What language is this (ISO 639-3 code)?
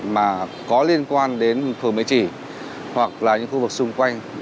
vie